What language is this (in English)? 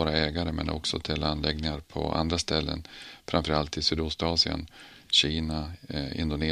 Swedish